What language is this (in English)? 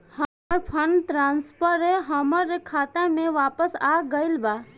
Bhojpuri